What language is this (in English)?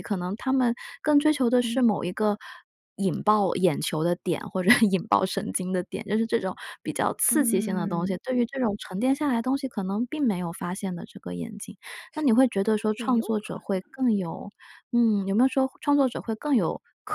Chinese